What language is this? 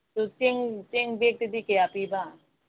Manipuri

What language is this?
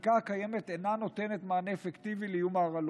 Hebrew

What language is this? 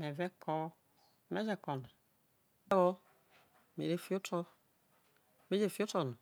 Isoko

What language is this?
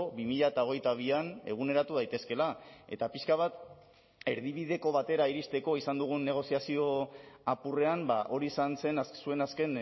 Basque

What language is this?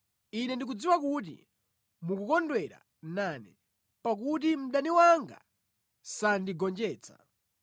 Nyanja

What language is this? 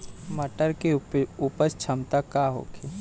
Bhojpuri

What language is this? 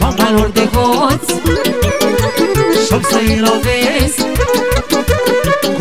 Romanian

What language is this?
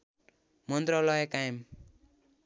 Nepali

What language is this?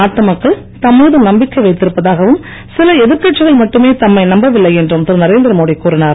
Tamil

